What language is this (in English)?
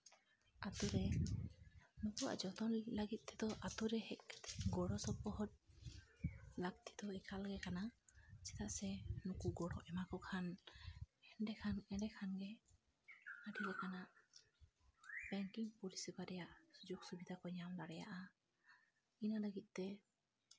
Santali